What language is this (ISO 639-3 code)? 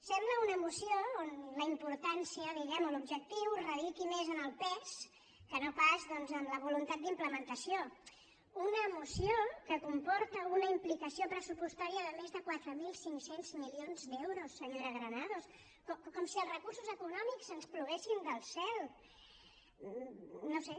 cat